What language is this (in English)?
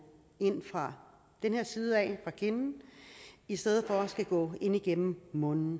Danish